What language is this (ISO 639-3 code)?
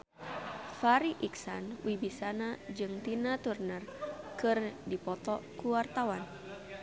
sun